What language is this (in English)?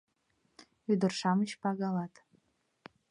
Mari